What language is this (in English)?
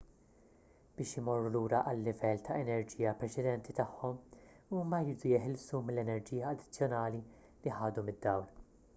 Maltese